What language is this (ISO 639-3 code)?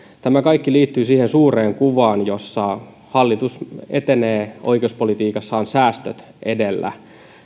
fin